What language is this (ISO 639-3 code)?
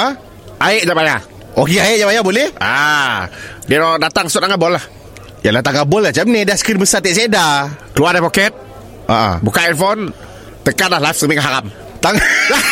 msa